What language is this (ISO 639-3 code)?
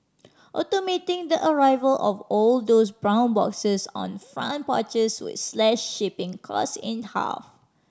eng